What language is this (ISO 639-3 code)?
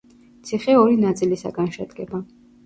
kat